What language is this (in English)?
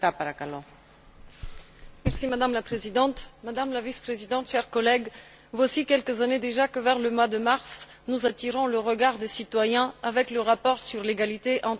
French